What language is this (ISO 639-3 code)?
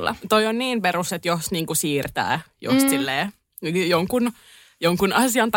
fin